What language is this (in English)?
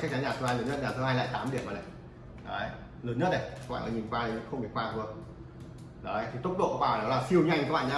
Vietnamese